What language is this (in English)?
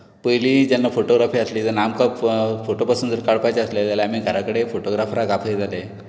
Konkani